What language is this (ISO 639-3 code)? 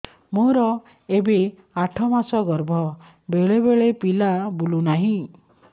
ori